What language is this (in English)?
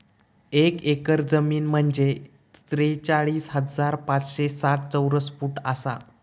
Marathi